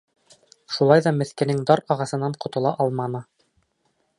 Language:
Bashkir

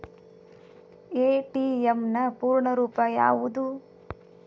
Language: Kannada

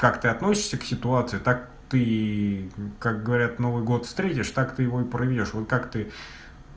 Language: Russian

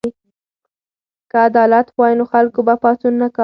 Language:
Pashto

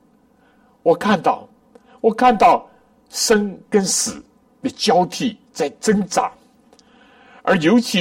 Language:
Chinese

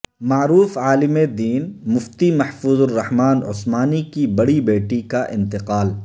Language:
Urdu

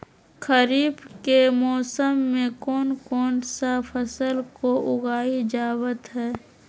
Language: Magahi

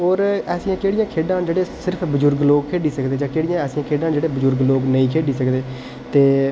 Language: Dogri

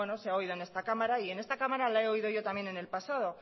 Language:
Spanish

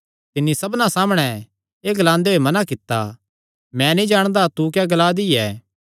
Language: Kangri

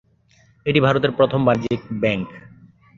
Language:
Bangla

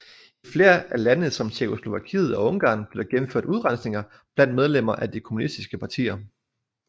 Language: Danish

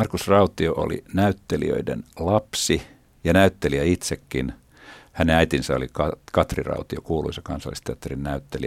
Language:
Finnish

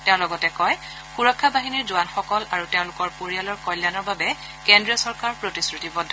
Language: Assamese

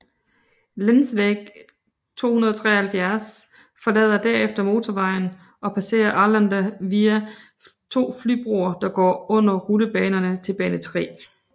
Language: Danish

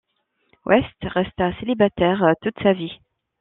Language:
French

